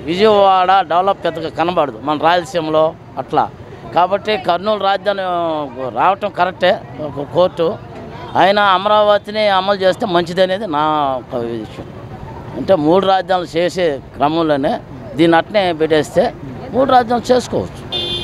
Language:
Turkish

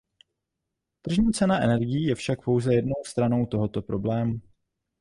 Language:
Czech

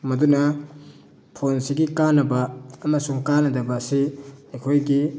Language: Manipuri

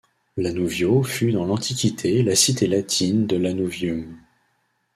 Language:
French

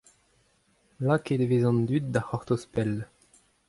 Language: Breton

